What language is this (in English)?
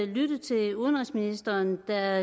Danish